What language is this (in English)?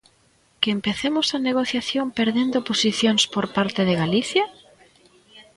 Galician